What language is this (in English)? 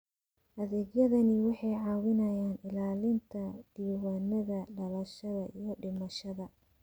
Somali